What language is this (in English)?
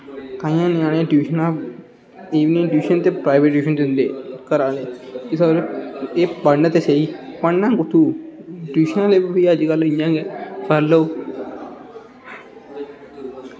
Dogri